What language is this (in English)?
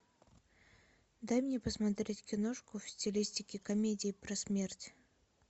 Russian